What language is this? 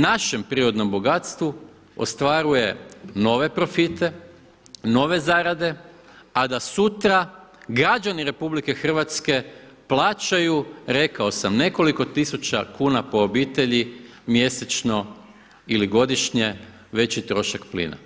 Croatian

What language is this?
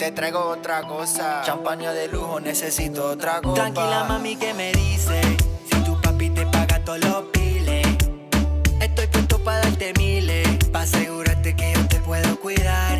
Spanish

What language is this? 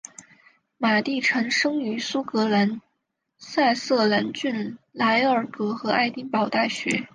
Chinese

